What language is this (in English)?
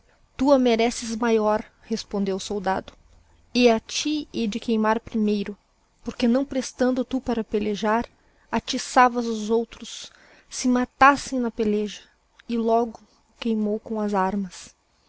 Portuguese